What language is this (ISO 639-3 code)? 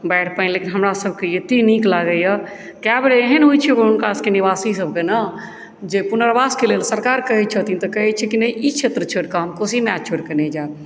mai